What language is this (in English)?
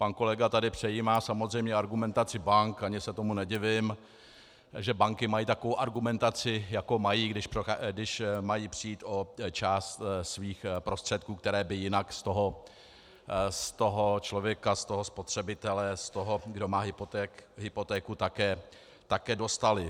Czech